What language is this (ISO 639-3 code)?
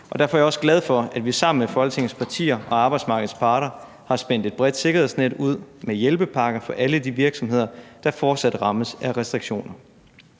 dan